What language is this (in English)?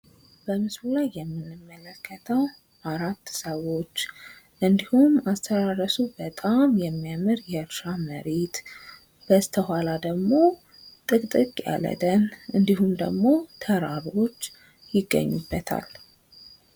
Amharic